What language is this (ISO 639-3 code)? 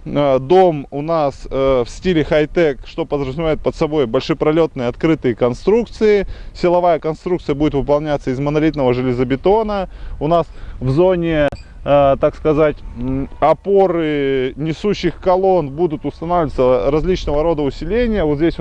rus